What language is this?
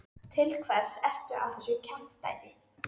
Icelandic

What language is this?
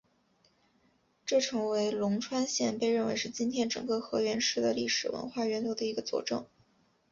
Chinese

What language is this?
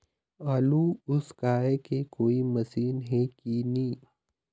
Chhattisgarhi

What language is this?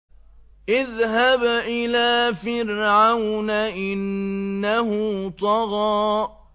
Arabic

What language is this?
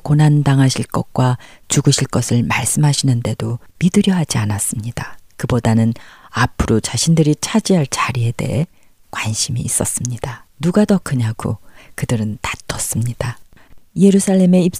Korean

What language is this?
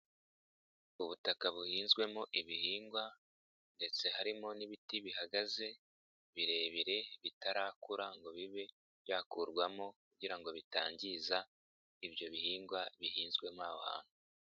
Kinyarwanda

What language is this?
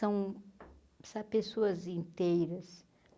Portuguese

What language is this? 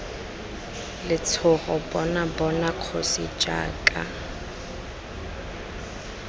Tswana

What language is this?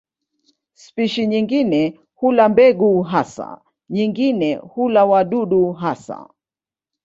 Swahili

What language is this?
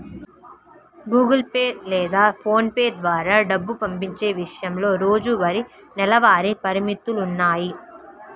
Telugu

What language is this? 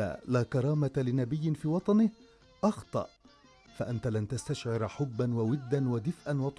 Arabic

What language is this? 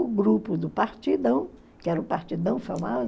Portuguese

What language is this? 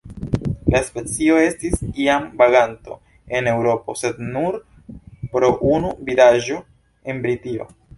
Esperanto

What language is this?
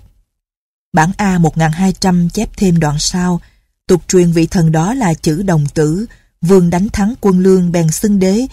Vietnamese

